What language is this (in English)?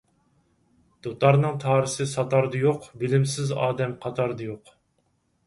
Uyghur